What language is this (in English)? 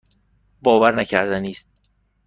Persian